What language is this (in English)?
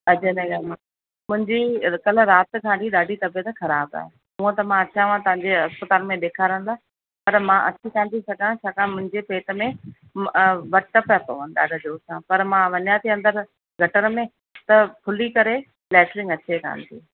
Sindhi